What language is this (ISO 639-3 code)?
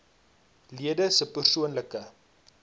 afr